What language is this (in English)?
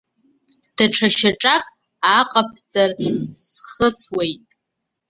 Abkhazian